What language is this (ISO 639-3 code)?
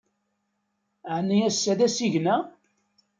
kab